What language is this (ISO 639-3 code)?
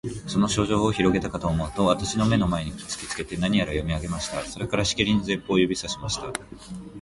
jpn